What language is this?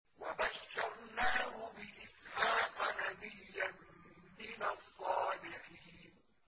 Arabic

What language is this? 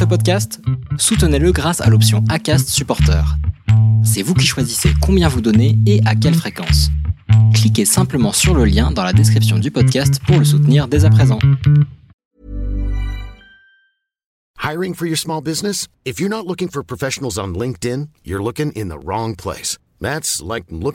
French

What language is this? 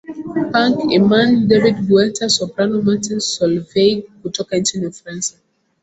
Swahili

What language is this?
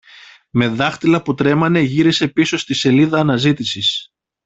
Greek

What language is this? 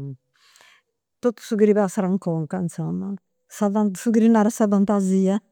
Campidanese Sardinian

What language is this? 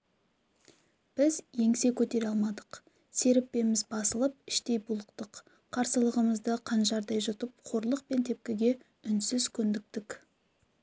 Kazakh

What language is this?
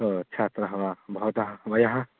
Sanskrit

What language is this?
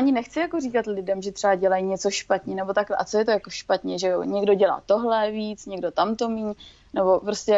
Czech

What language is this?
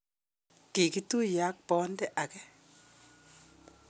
Kalenjin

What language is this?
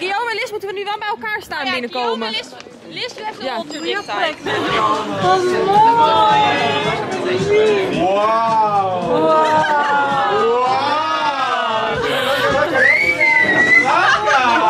Dutch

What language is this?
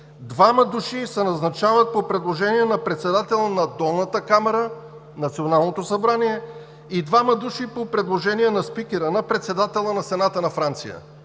Bulgarian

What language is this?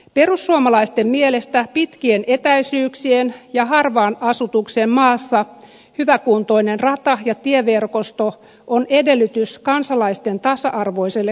Finnish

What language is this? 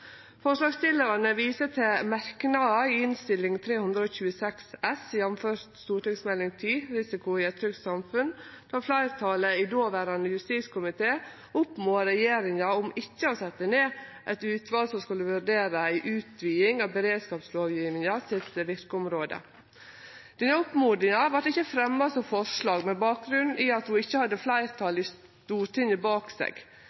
Norwegian Nynorsk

